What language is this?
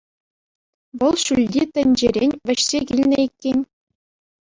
Chuvash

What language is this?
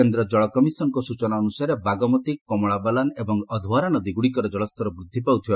Odia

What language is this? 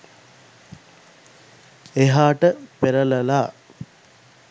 Sinhala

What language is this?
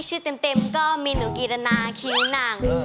Thai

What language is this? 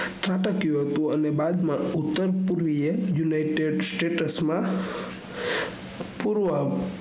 Gujarati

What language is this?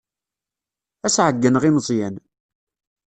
Kabyle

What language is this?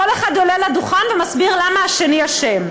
Hebrew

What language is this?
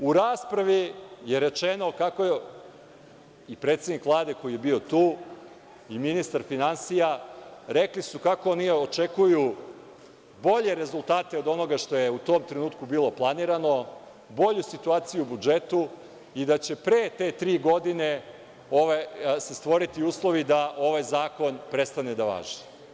Serbian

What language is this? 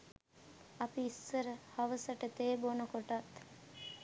Sinhala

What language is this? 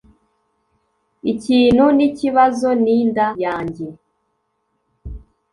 Kinyarwanda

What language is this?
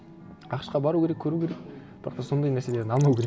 Kazakh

